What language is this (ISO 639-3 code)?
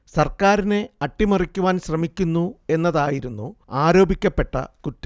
mal